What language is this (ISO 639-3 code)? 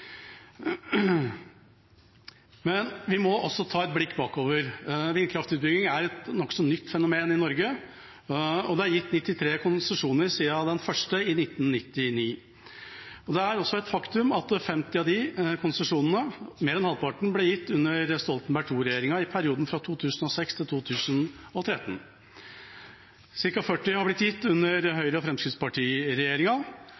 nob